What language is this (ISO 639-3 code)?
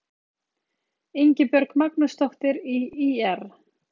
isl